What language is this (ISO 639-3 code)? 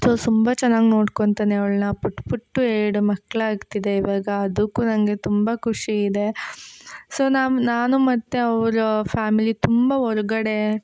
kan